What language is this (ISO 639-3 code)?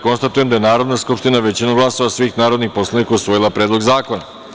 srp